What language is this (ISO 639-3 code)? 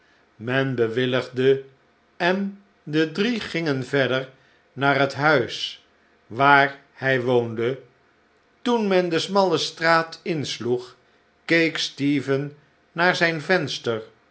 nld